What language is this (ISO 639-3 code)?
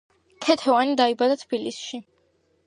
kat